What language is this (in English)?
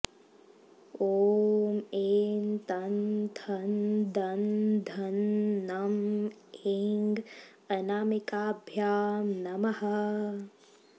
Sanskrit